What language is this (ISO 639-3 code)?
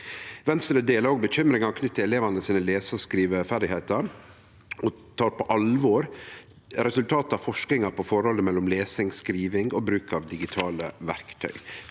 nor